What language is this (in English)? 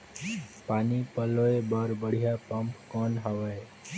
Chhattisgarhi